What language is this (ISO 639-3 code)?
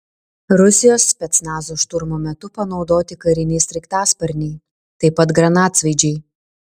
lit